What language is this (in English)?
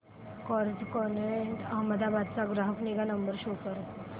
Marathi